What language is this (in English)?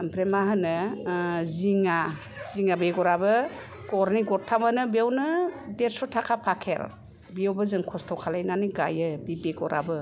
Bodo